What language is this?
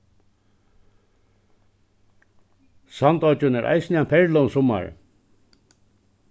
Faroese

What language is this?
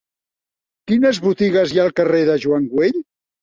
Catalan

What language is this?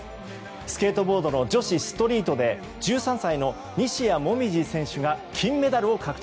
Japanese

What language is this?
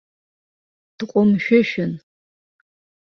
Abkhazian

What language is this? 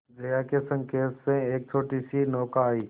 Hindi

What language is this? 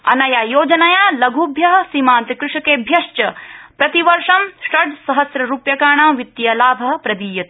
Sanskrit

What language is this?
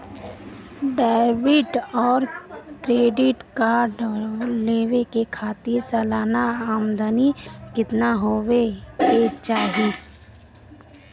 Bhojpuri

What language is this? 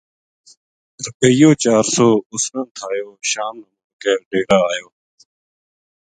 Gujari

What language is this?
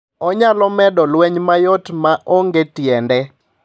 Luo (Kenya and Tanzania)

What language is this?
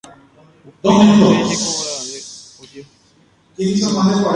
Guarani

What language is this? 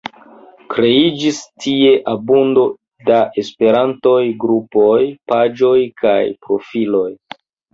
Esperanto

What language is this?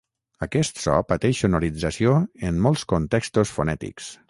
Catalan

